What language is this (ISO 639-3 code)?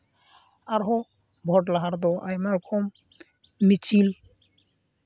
sat